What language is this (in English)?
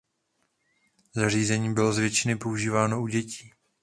Czech